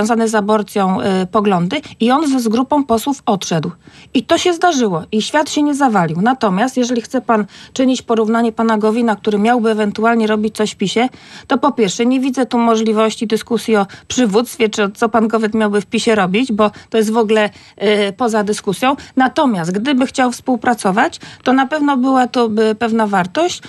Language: Polish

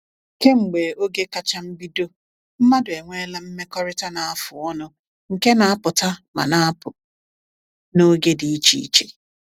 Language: Igbo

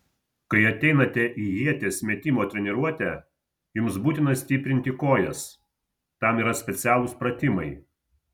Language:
Lithuanian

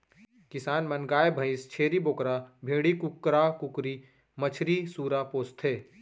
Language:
Chhattisgarhi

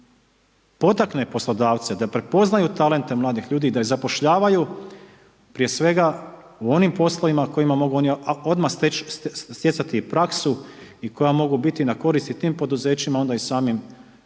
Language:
Croatian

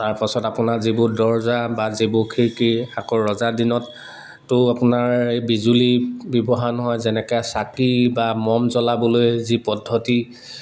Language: Assamese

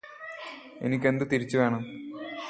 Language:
Malayalam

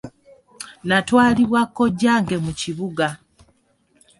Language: Ganda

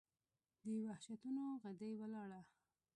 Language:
Pashto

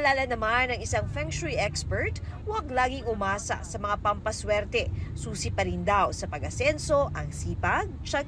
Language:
Filipino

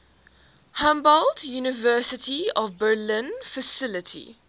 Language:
English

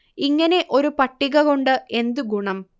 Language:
Malayalam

